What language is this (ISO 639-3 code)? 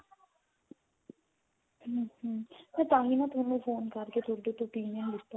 pan